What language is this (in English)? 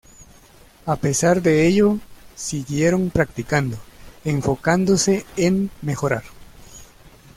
Spanish